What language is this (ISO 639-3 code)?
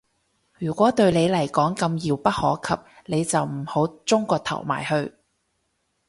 yue